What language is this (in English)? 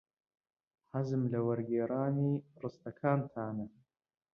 Central Kurdish